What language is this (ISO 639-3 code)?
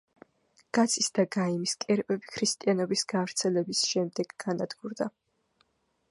kat